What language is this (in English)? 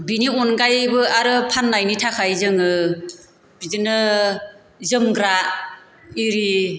Bodo